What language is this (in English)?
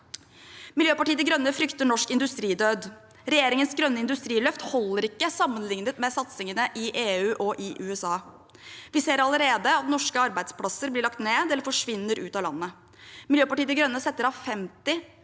Norwegian